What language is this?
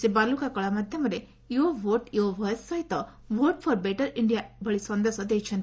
Odia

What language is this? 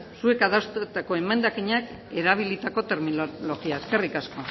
Basque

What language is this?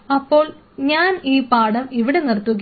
Malayalam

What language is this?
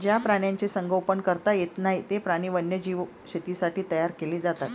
Marathi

